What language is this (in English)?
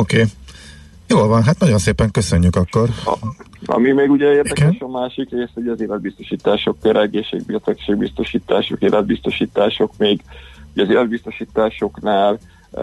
Hungarian